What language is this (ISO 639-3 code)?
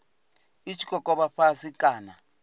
ven